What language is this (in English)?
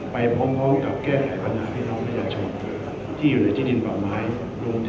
Thai